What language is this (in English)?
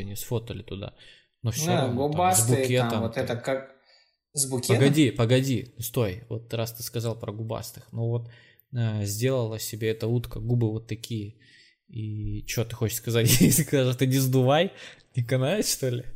Russian